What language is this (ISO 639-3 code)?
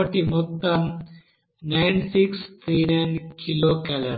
tel